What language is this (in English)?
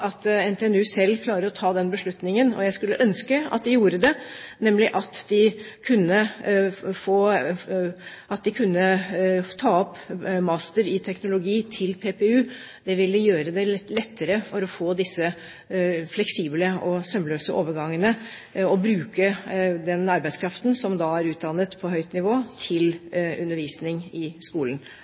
Norwegian Bokmål